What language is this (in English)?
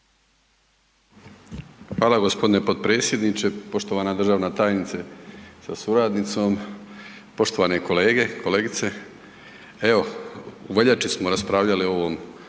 Croatian